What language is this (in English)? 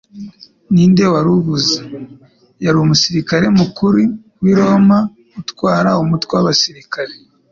Kinyarwanda